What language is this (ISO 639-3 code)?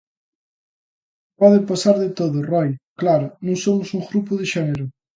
glg